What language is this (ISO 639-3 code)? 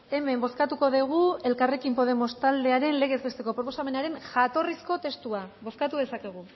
eus